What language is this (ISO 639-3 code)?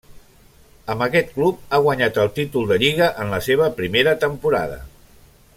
cat